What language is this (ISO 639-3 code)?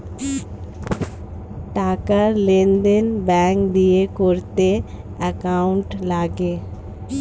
ben